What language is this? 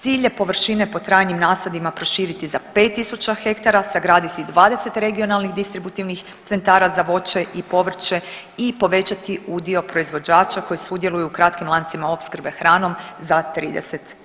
Croatian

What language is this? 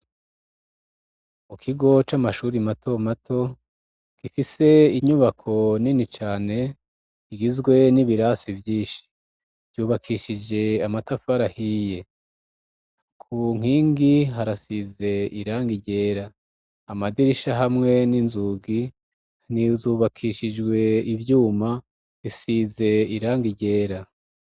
Rundi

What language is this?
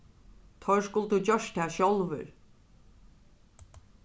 Faroese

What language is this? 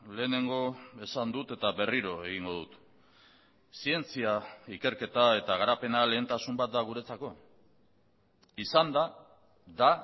Basque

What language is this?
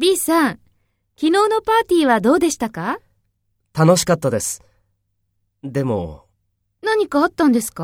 Japanese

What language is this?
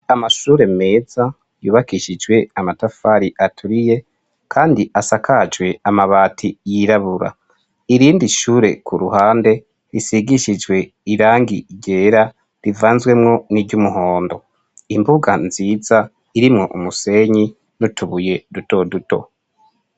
Rundi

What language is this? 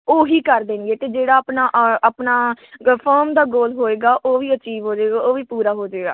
Punjabi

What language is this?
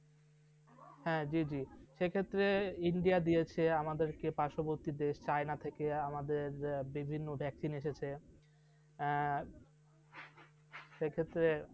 Bangla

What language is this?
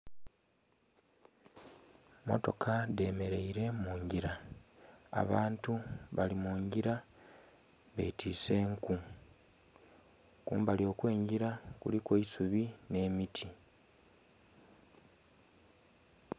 Soga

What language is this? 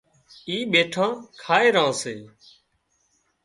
Wadiyara Koli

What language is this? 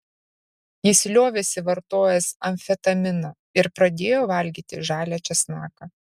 Lithuanian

